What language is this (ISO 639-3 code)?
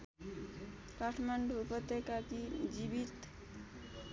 nep